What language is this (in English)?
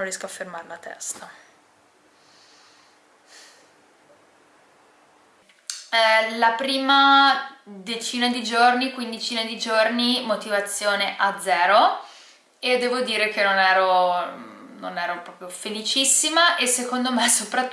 Italian